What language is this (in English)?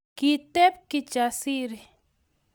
Kalenjin